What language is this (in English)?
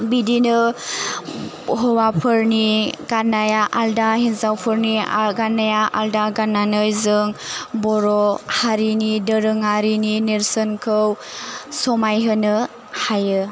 Bodo